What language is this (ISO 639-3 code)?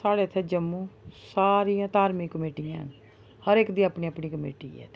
doi